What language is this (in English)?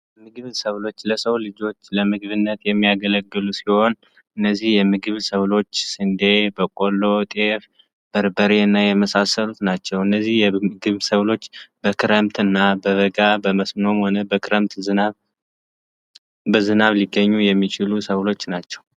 Amharic